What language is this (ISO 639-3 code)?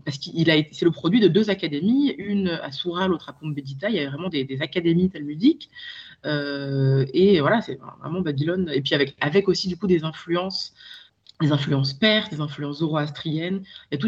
fra